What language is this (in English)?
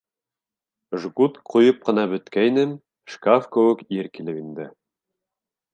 Bashkir